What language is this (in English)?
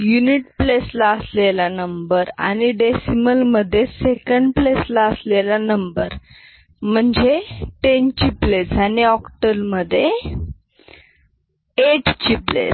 Marathi